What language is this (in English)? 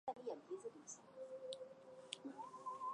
Chinese